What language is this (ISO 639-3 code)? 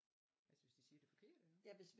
dan